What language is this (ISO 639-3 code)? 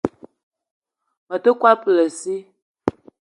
eto